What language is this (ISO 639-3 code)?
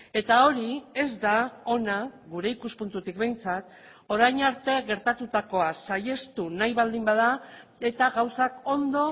eus